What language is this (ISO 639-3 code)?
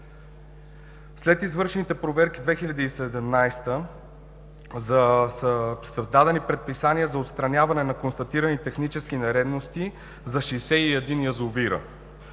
bul